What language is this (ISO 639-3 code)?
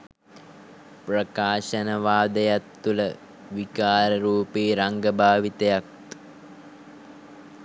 sin